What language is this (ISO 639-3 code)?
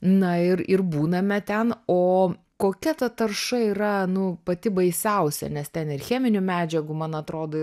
lit